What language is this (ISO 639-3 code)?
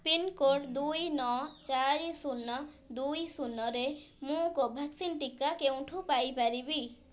ori